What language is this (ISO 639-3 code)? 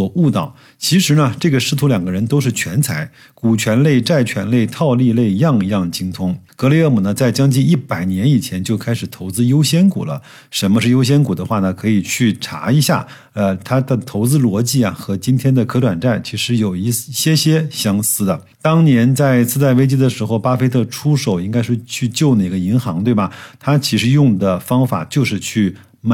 zho